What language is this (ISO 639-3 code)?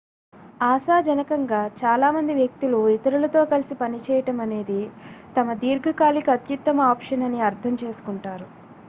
tel